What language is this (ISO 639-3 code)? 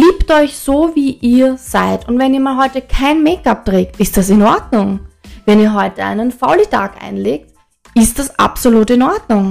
deu